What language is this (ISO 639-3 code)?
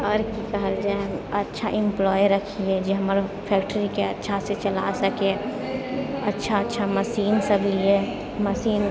mai